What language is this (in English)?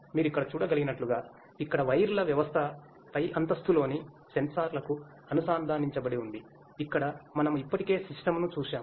Telugu